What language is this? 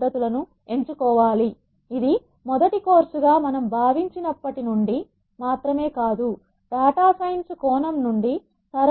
Telugu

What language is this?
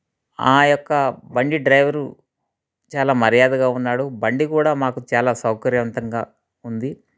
Telugu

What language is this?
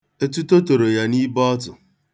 Igbo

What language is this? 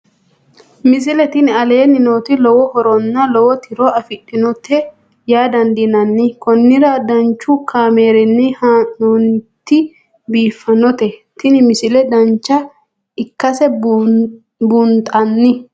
Sidamo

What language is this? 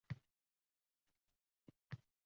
Uzbek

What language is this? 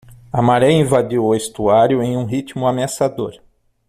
Portuguese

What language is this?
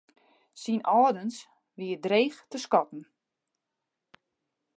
Western Frisian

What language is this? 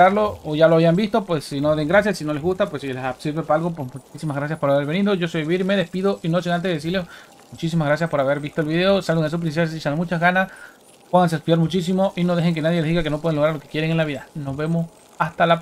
Spanish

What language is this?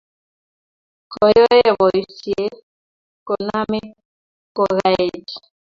Kalenjin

